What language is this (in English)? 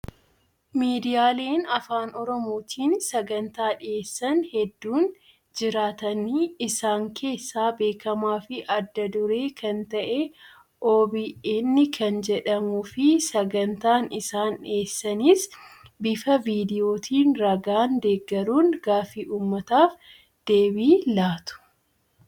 Oromo